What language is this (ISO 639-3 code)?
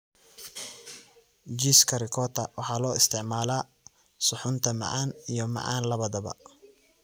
som